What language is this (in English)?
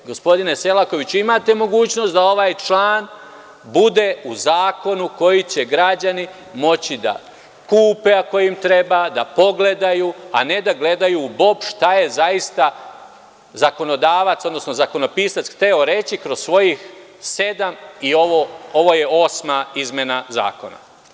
Serbian